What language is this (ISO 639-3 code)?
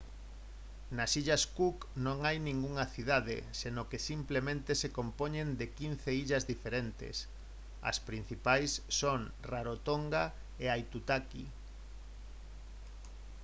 glg